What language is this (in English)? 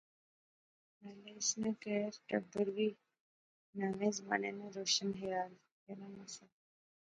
Pahari-Potwari